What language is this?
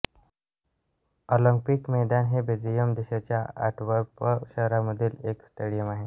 Marathi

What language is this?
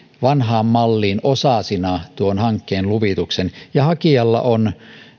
Finnish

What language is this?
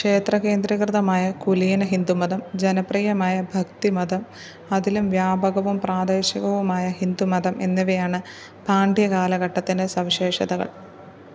Malayalam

